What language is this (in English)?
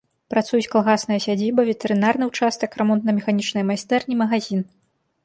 Belarusian